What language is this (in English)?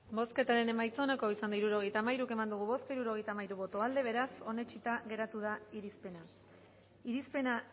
Basque